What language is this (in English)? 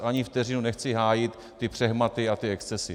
Czech